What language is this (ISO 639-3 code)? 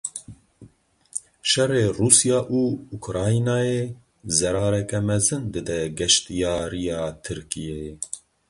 kur